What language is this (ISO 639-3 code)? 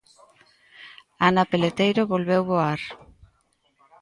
glg